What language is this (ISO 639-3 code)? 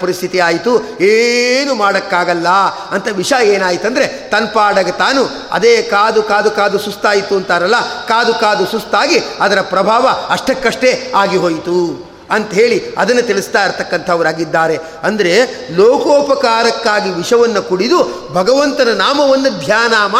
kan